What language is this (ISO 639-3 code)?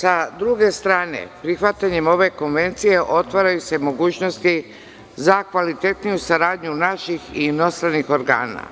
srp